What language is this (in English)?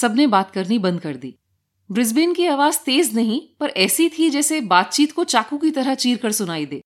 Hindi